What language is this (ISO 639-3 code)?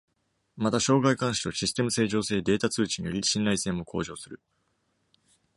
jpn